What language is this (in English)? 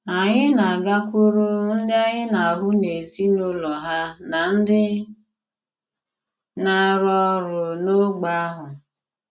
Igbo